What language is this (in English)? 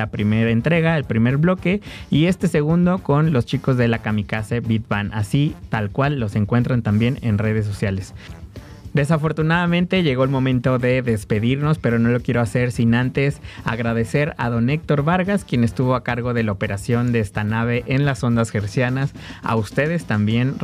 Spanish